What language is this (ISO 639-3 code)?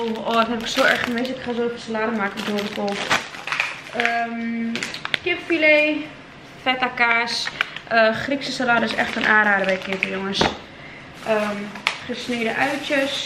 nld